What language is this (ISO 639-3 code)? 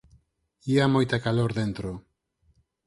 glg